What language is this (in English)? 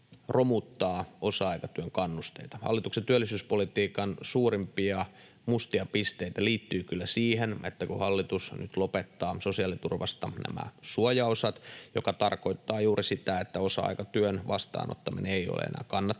Finnish